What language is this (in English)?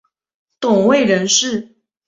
Chinese